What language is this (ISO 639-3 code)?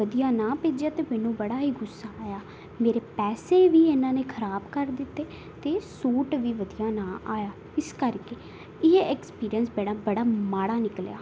pan